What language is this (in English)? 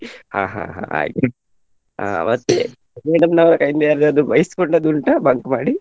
Kannada